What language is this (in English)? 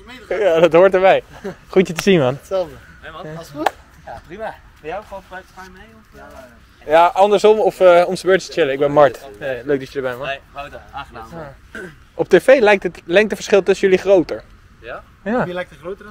Dutch